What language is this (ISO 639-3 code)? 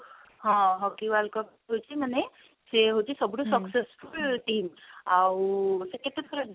ori